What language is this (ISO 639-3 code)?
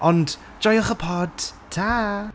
cym